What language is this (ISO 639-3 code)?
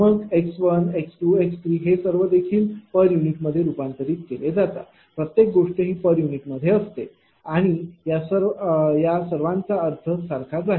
mar